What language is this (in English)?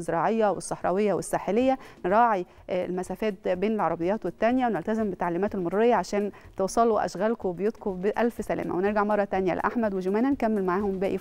Arabic